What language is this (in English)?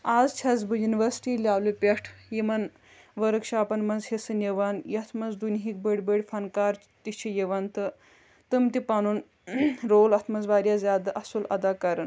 Kashmiri